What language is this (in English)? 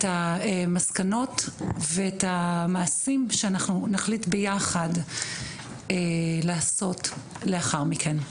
Hebrew